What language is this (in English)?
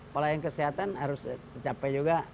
Indonesian